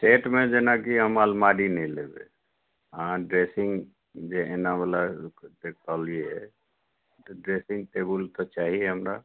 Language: Maithili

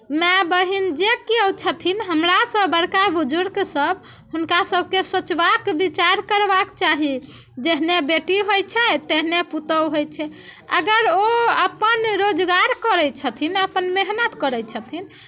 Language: Maithili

